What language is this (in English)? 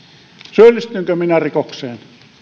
Finnish